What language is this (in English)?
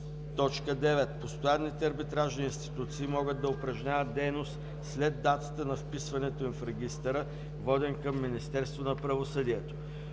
Bulgarian